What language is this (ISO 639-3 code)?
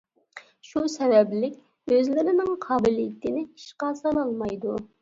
uig